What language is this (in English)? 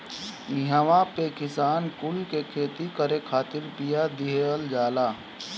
Bhojpuri